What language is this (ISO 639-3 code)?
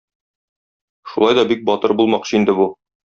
tat